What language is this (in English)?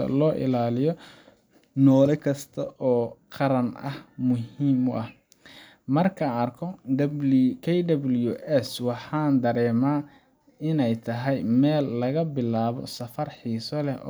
Somali